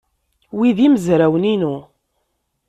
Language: Kabyle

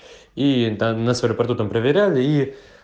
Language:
Russian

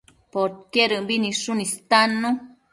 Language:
Matsés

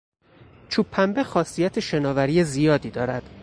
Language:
Persian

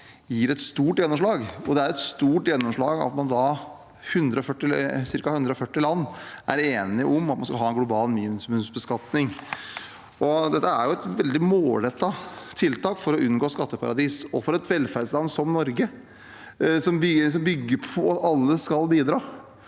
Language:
Norwegian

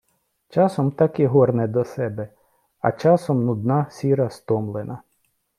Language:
Ukrainian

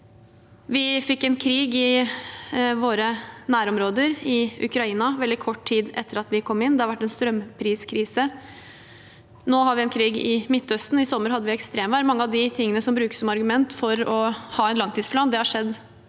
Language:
Norwegian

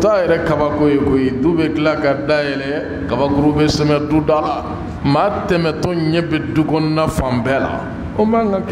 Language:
Arabic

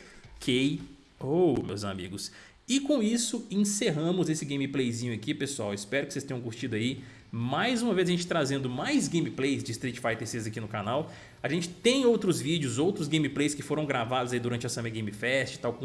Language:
Portuguese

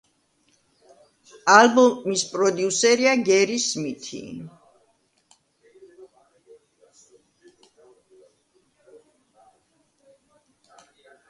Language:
Georgian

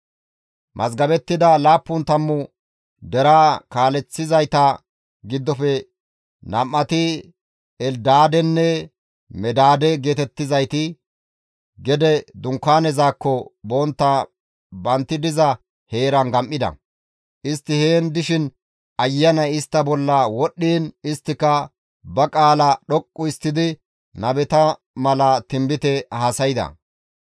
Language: Gamo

